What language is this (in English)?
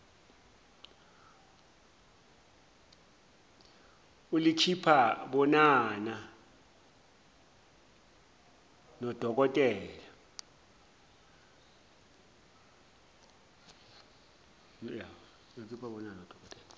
Zulu